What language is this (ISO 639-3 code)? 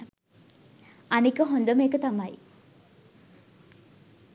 sin